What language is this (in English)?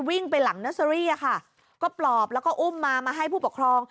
Thai